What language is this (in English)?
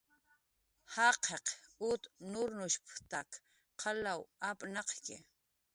Jaqaru